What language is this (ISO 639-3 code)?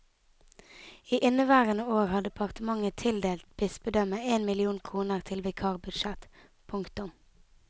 nor